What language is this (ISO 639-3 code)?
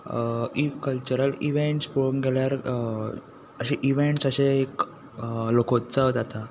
kok